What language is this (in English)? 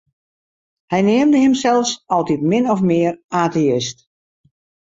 Western Frisian